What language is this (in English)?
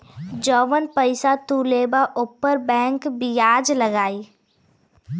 Bhojpuri